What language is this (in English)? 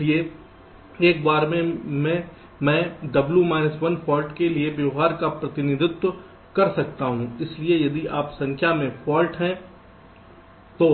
Hindi